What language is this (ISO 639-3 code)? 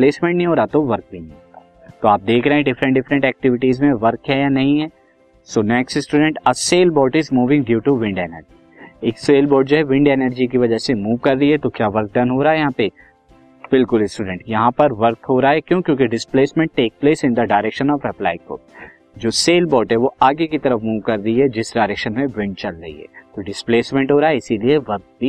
hin